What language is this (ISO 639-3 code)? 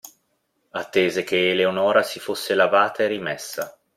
ita